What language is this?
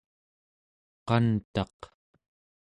Central Yupik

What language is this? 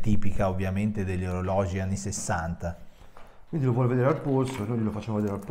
Italian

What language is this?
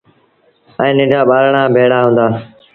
Sindhi Bhil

